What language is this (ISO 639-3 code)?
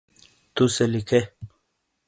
scl